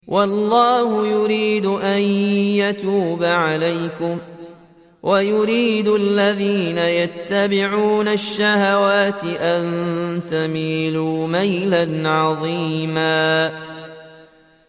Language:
Arabic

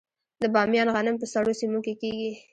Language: Pashto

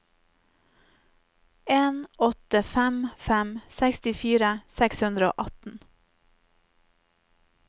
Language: Norwegian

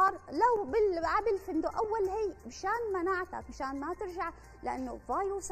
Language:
Arabic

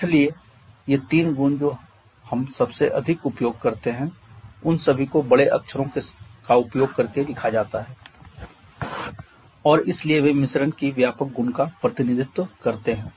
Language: Hindi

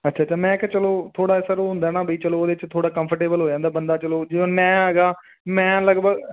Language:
Punjabi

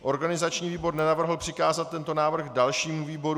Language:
Czech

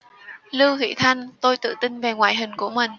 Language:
Vietnamese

